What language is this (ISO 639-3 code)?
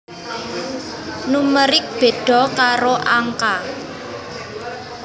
jav